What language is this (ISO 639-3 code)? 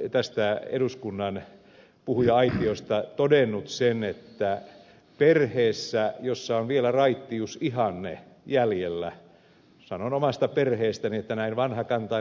fin